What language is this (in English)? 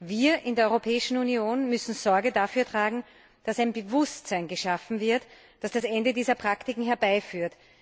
German